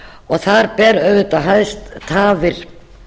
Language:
Icelandic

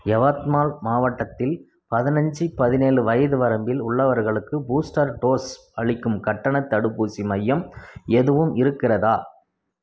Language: Tamil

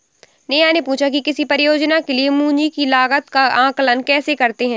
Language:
Hindi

